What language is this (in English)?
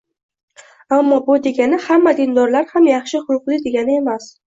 Uzbek